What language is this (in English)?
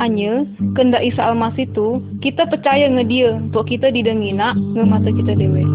Malay